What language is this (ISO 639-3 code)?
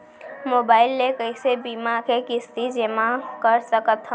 hne